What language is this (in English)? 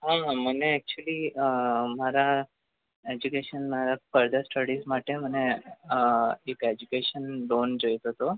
Gujarati